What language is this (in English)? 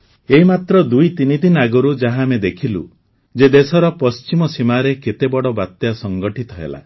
Odia